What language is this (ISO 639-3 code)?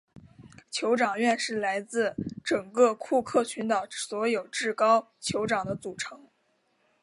zho